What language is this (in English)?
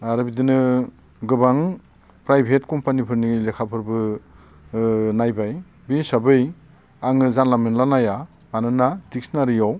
Bodo